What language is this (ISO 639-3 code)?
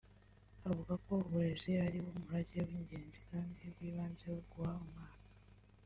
kin